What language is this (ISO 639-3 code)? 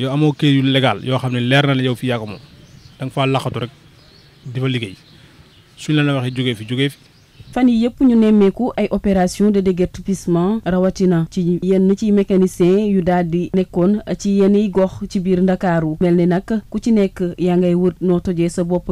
fil